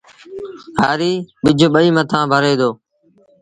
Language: Sindhi Bhil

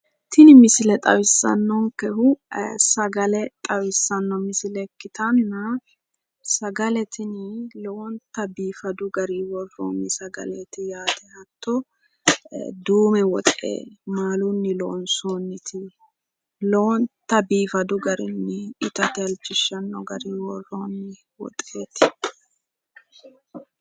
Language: Sidamo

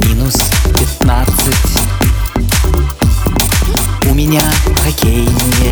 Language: Russian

